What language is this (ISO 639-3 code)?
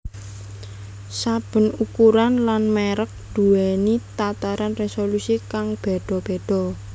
jav